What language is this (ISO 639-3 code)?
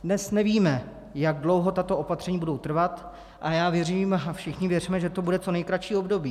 ces